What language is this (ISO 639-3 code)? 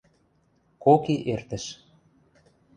mrj